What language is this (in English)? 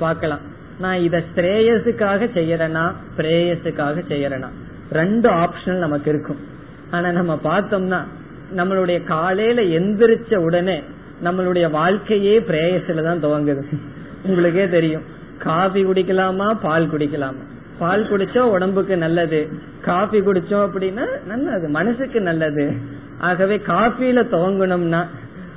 Tamil